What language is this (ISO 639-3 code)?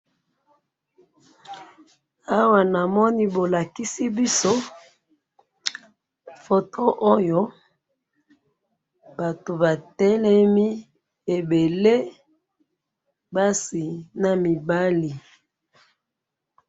lin